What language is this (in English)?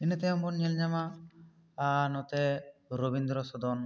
Santali